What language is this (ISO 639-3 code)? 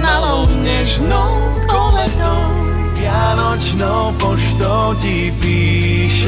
slk